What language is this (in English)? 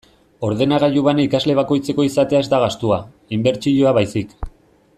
Basque